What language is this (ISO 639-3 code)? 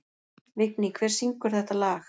isl